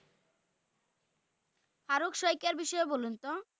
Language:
Bangla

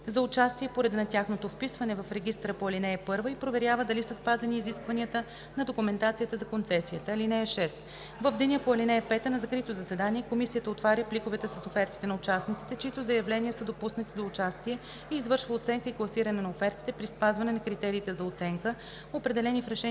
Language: Bulgarian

